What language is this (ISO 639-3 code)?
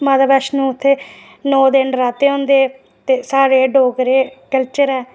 doi